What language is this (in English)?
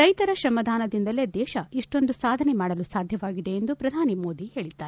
Kannada